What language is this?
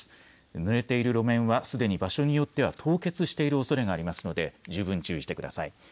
Japanese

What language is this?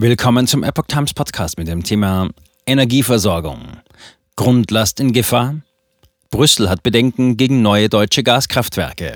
German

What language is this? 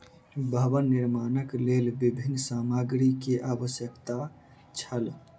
Maithili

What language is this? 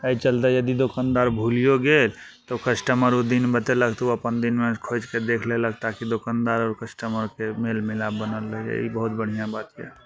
Maithili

